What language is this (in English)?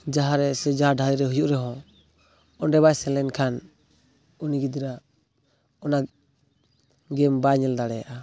Santali